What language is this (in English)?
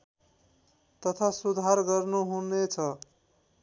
Nepali